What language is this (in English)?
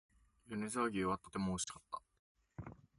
Japanese